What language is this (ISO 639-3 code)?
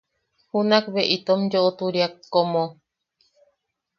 yaq